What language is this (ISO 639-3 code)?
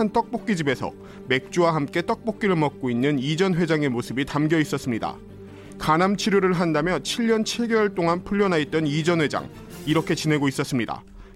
kor